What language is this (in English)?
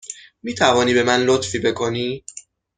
Persian